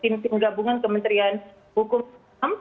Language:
Indonesian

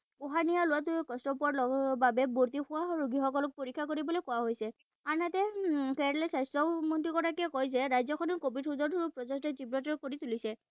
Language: Assamese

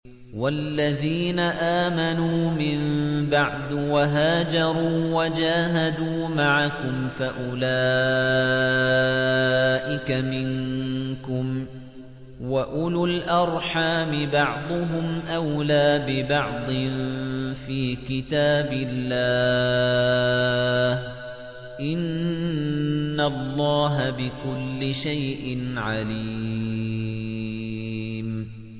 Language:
Arabic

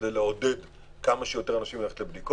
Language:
Hebrew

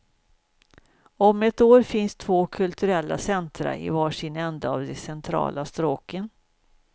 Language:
Swedish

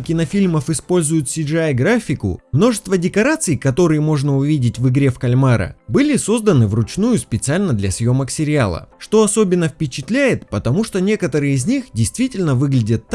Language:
Russian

